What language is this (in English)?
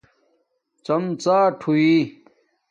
Domaaki